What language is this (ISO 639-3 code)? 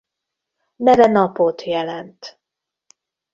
hun